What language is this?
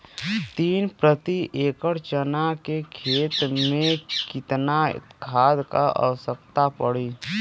Bhojpuri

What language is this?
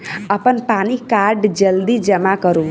Maithili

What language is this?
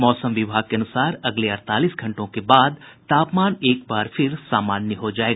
Hindi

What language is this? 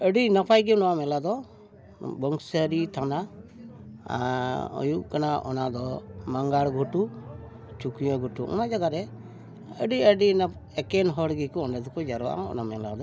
Santali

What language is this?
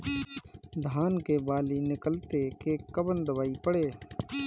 Bhojpuri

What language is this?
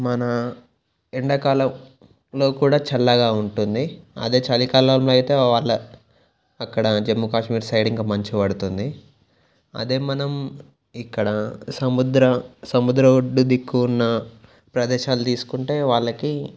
Telugu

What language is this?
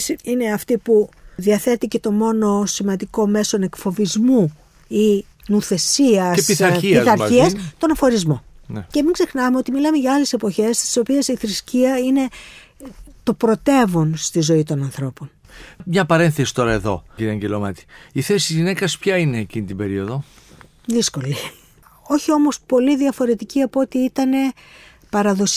Greek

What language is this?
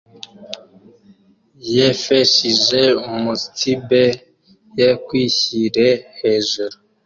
Kinyarwanda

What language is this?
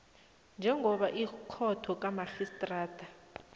South Ndebele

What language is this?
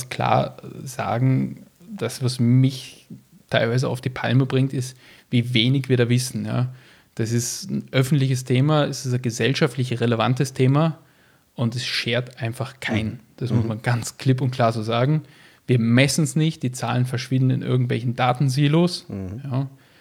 German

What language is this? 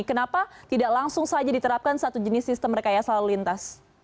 Indonesian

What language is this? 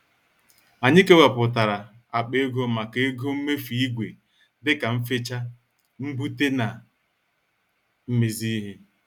Igbo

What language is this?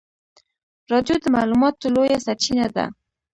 Pashto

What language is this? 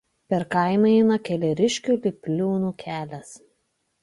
Lithuanian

